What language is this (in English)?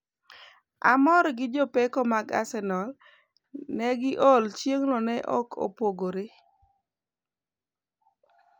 Luo (Kenya and Tanzania)